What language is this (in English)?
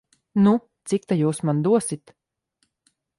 Latvian